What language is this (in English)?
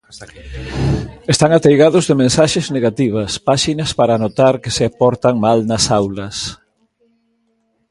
Galician